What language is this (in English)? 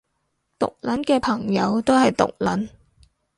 Cantonese